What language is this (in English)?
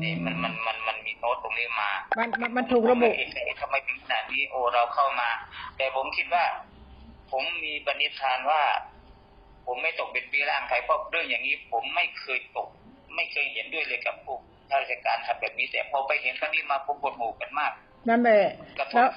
Thai